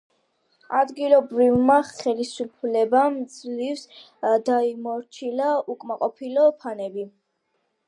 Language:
Georgian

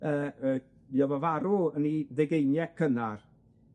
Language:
Welsh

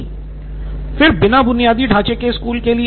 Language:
Hindi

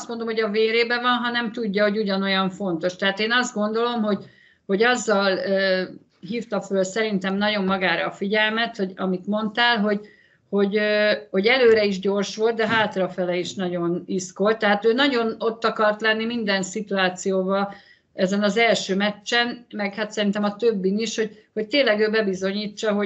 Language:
Hungarian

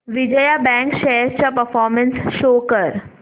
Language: Marathi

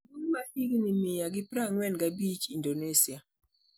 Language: Luo (Kenya and Tanzania)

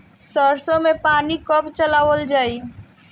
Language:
Bhojpuri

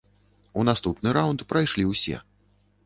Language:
Belarusian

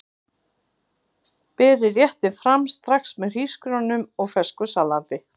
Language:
Icelandic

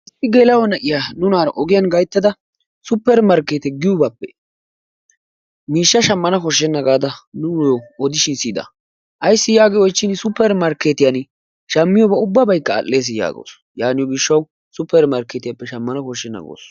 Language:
Wolaytta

